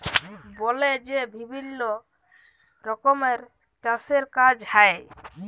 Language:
Bangla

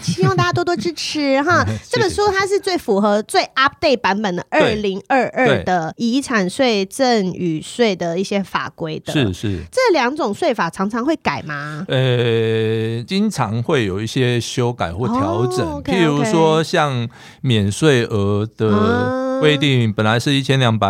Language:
Chinese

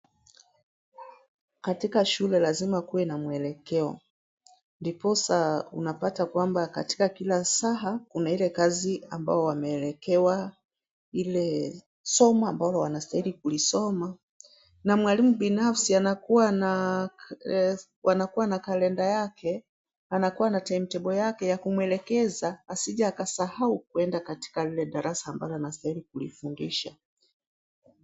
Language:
Swahili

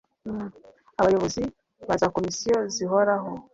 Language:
Kinyarwanda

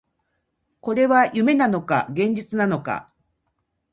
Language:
Japanese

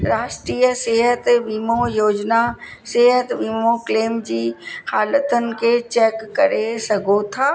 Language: Sindhi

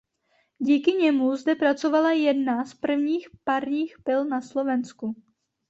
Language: Czech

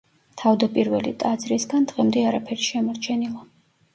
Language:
Georgian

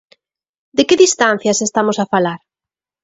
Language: Galician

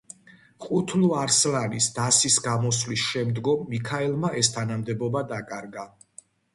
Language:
Georgian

